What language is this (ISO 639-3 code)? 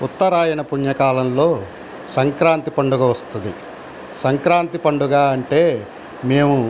tel